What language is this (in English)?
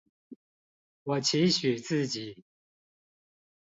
Chinese